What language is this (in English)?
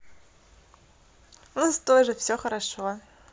Russian